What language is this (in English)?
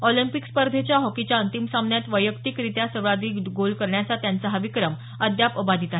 Marathi